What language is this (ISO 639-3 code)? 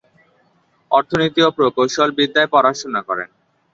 ben